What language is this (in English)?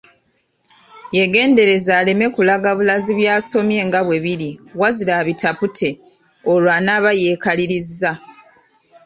Ganda